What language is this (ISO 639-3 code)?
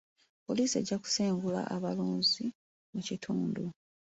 lug